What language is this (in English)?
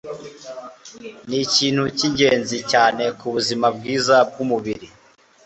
Kinyarwanda